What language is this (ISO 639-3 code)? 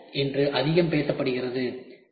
tam